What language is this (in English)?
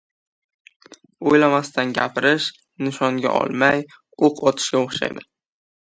Uzbek